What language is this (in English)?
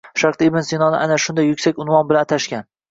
Uzbek